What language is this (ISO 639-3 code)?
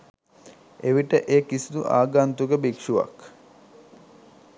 sin